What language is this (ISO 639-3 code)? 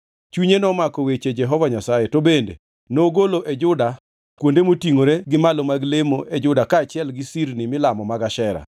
luo